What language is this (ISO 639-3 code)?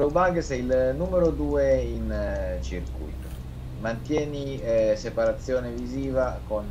ita